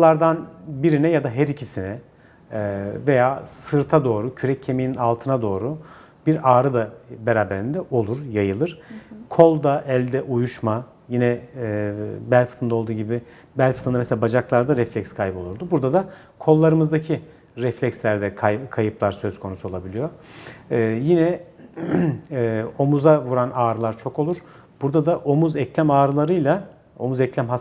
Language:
Turkish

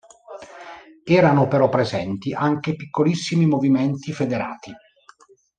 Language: Italian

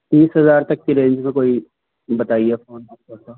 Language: Urdu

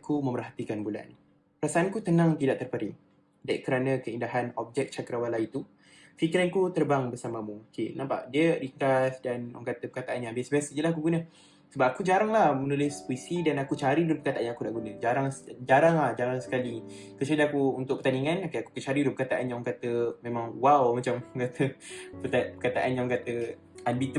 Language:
Malay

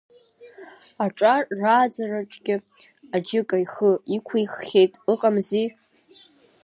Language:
Abkhazian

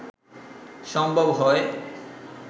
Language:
Bangla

